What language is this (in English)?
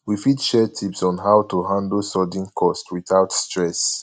Nigerian Pidgin